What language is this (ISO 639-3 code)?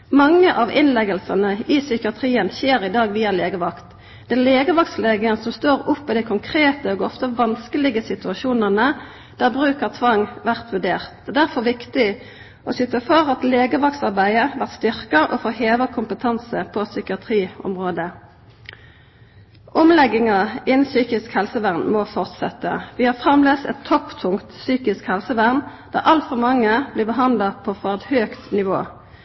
nno